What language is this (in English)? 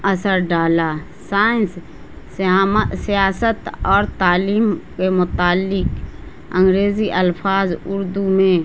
Urdu